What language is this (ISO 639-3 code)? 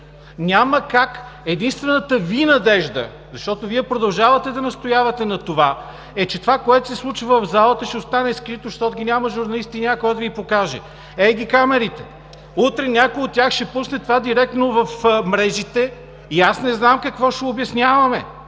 bul